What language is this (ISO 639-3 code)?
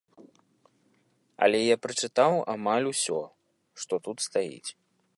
bel